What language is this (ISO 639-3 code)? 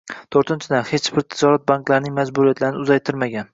uzb